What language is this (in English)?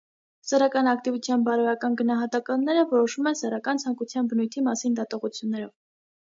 Armenian